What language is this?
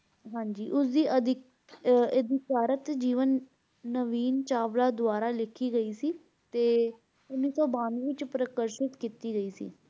Punjabi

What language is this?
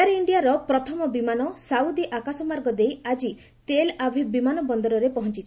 Odia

